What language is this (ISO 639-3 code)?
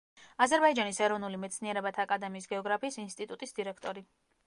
kat